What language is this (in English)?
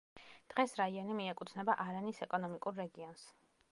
Georgian